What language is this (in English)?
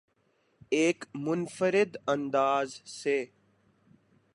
Urdu